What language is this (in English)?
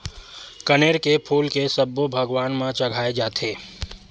Chhattisgarhi